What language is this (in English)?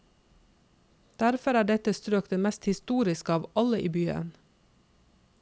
Norwegian